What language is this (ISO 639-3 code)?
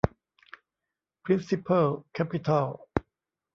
tha